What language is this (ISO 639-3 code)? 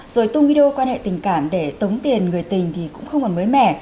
vie